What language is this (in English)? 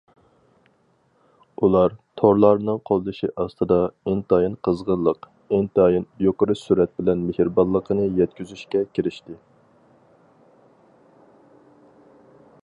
Uyghur